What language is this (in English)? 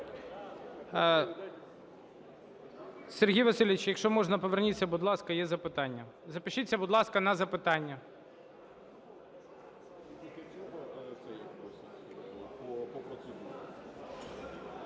Ukrainian